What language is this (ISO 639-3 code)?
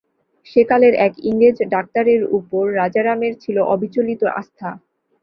ben